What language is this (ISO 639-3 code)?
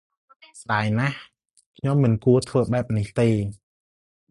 khm